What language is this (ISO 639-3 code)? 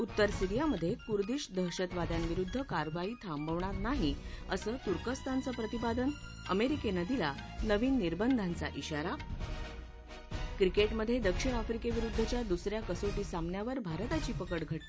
mar